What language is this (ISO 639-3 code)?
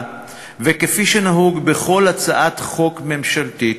heb